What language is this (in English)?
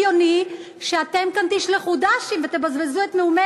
Hebrew